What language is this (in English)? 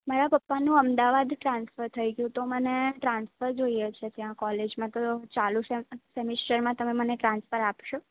Gujarati